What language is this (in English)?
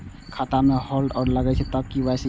Maithili